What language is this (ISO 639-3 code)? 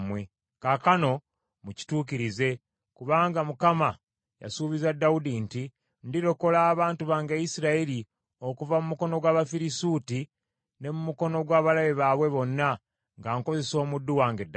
lug